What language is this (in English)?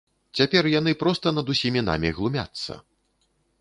Belarusian